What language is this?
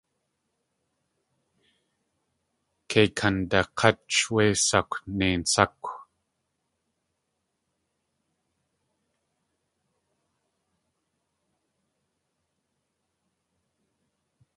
Tlingit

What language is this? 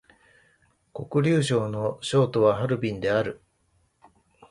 Japanese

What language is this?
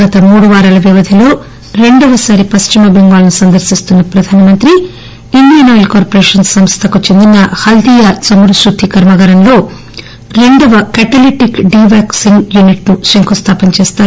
Telugu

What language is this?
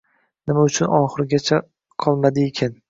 Uzbek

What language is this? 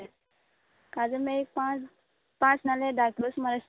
Konkani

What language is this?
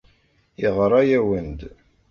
Kabyle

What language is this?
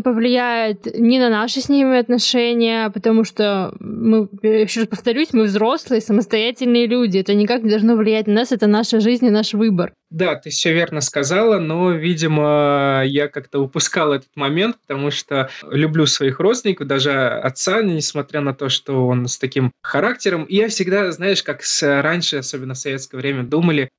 Russian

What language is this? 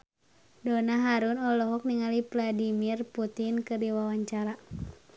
Sundanese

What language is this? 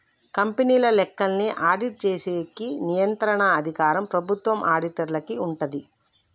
Telugu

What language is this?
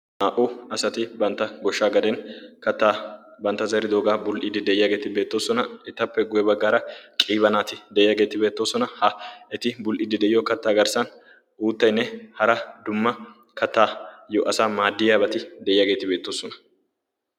Wolaytta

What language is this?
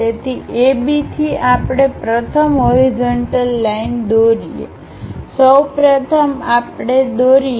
Gujarati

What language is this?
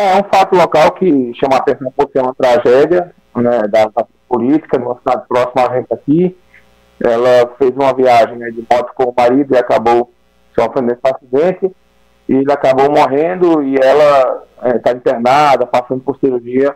Portuguese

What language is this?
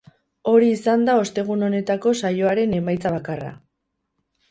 Basque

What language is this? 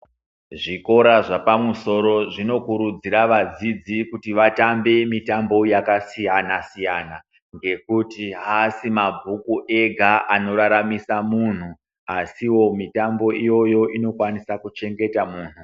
Ndau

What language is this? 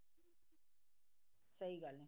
Punjabi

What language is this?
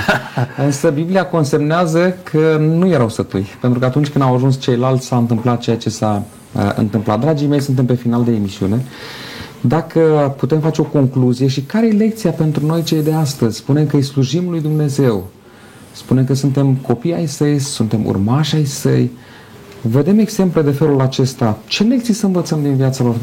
Romanian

